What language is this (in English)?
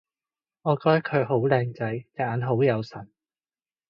Cantonese